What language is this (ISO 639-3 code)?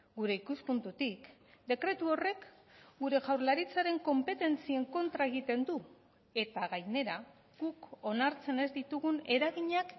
eus